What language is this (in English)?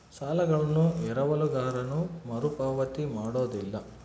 Kannada